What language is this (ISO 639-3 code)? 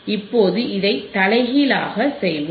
tam